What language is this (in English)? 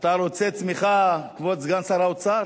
Hebrew